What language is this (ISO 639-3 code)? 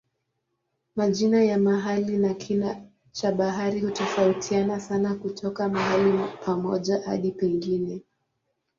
swa